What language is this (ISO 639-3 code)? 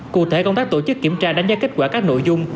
vie